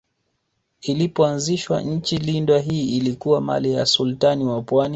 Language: Swahili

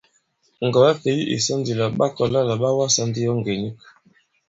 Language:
Bankon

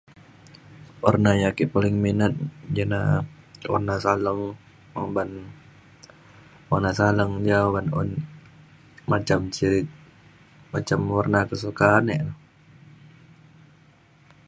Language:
Mainstream Kenyah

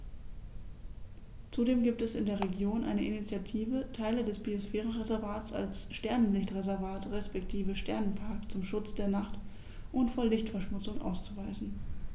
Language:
German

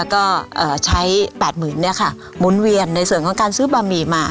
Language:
Thai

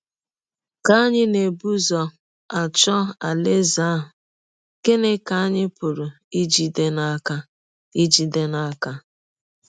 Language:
Igbo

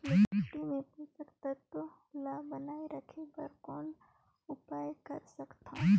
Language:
Chhattisgarhi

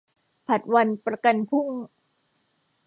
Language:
Thai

